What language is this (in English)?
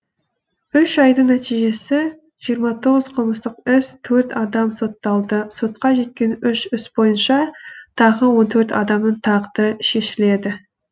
Kazakh